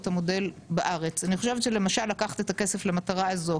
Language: Hebrew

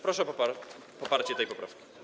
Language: Polish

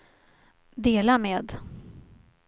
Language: Swedish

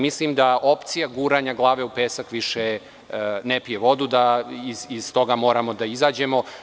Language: Serbian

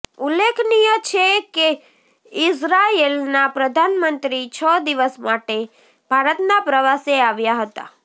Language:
Gujarati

